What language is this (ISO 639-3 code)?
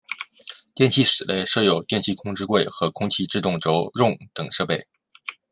zho